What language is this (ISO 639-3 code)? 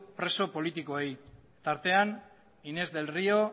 eus